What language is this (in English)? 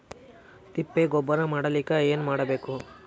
Kannada